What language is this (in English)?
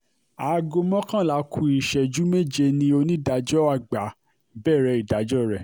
Yoruba